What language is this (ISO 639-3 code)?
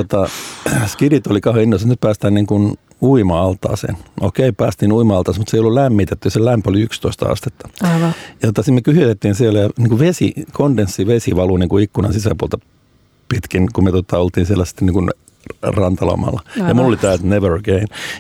fin